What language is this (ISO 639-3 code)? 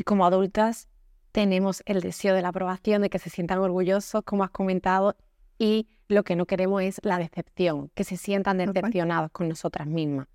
spa